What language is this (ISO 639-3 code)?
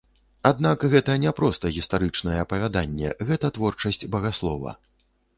bel